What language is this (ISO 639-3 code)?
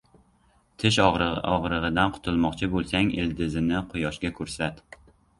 uzb